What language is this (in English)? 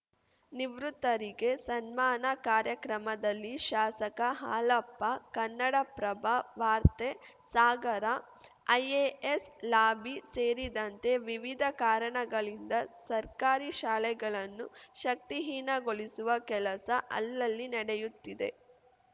Kannada